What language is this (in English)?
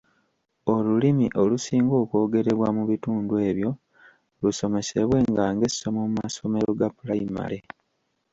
Ganda